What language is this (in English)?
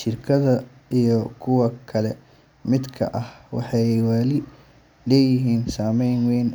Somali